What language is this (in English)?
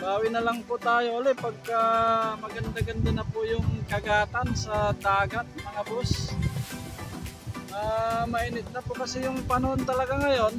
Filipino